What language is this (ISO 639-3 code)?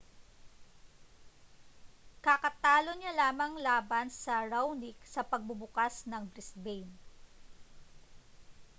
fil